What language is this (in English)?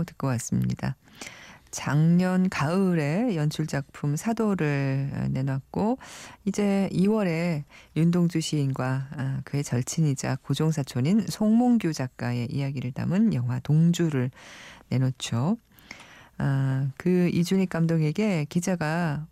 Korean